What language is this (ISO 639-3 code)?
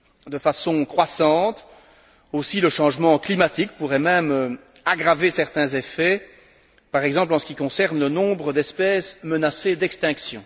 fra